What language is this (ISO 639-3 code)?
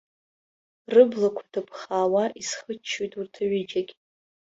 abk